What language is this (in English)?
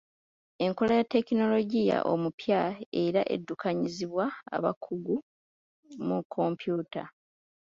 Ganda